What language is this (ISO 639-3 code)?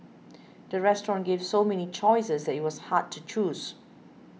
eng